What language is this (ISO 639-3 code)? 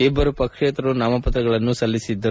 kan